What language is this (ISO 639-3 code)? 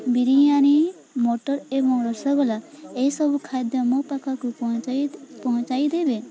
ori